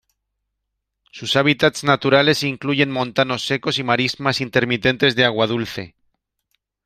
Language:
Spanish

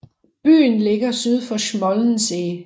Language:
Danish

